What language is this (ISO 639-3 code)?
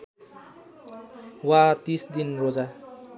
nep